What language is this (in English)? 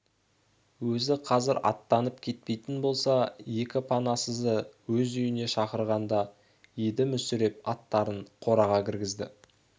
Kazakh